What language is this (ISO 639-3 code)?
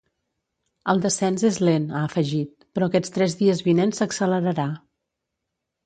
cat